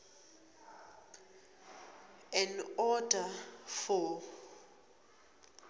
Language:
Swati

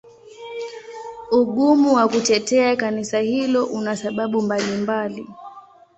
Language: Swahili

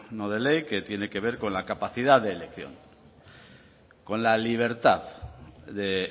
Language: Spanish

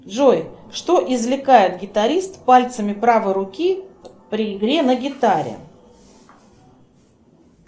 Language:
Russian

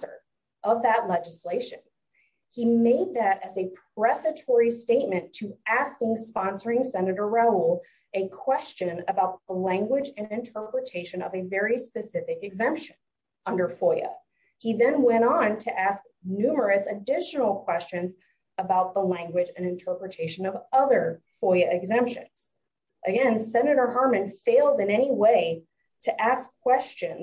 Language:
English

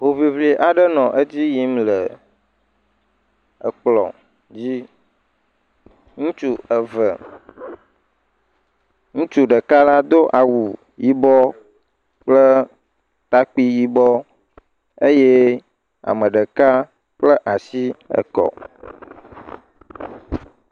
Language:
Ewe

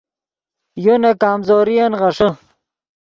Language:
Yidgha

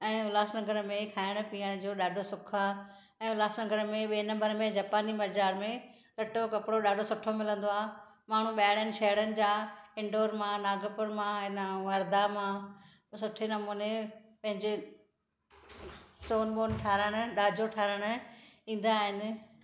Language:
Sindhi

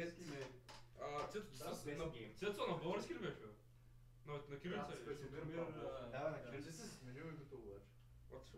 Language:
Bulgarian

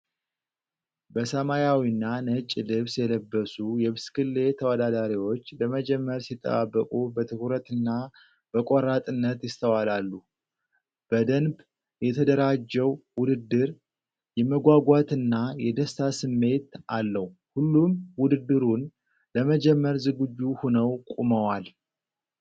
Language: Amharic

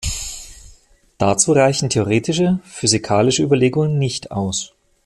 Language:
German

